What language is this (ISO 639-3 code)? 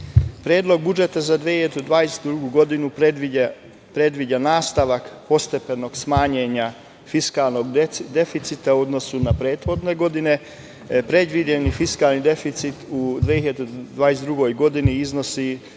srp